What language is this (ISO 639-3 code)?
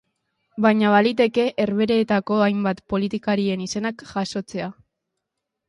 eus